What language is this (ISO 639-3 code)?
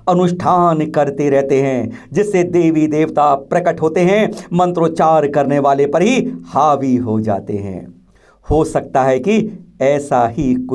hin